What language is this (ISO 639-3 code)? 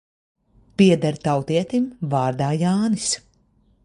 lav